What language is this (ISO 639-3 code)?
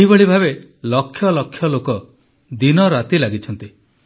ori